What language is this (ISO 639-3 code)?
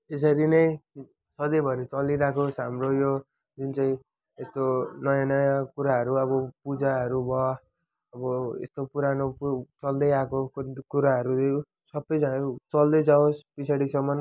nep